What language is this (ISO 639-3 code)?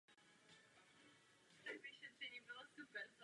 ces